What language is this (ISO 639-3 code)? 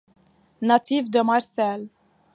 fra